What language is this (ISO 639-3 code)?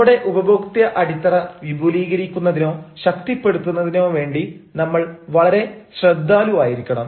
mal